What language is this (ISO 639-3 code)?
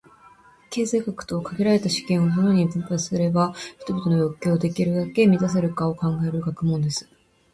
jpn